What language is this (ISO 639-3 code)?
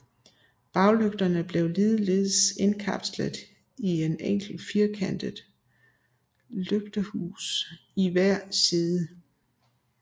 dan